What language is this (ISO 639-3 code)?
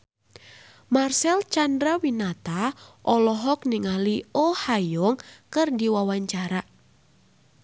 sun